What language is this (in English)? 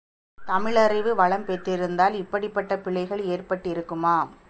Tamil